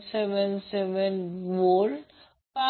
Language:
Marathi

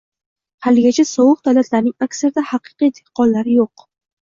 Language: Uzbek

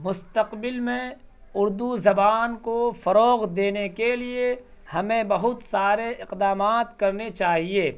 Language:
Urdu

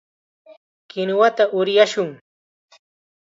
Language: Chiquián Ancash Quechua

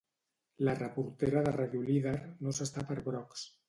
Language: Catalan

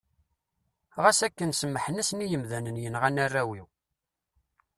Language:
Kabyle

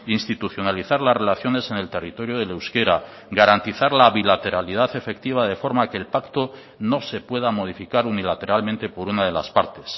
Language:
Spanish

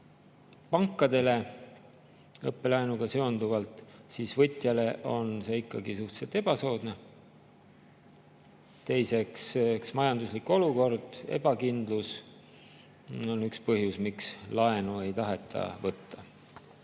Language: Estonian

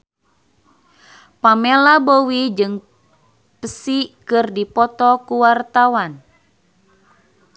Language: Sundanese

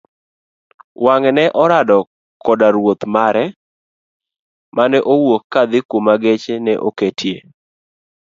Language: Luo (Kenya and Tanzania)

